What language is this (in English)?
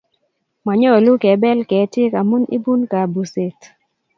Kalenjin